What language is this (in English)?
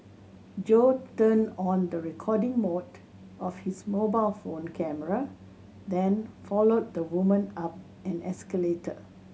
English